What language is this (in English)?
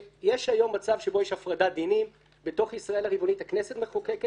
Hebrew